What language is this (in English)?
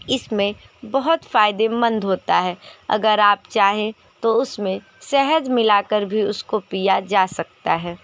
Hindi